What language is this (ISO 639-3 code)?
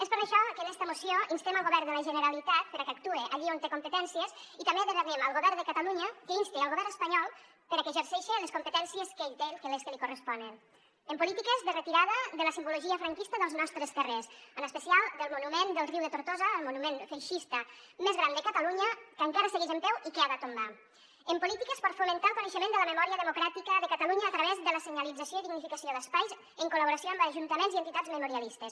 cat